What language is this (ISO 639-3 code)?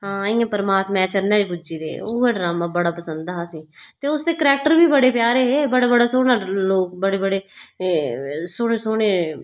doi